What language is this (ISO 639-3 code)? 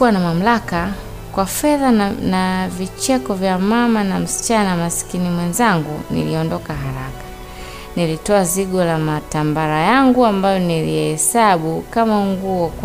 swa